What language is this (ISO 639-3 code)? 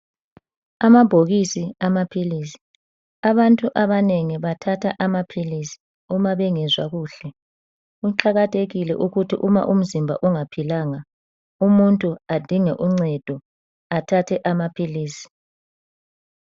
nde